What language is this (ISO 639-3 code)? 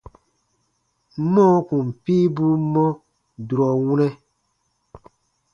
bba